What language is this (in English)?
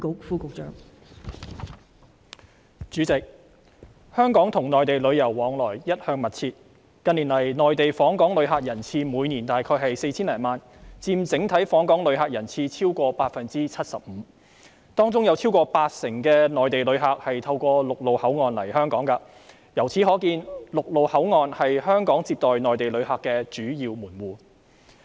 Cantonese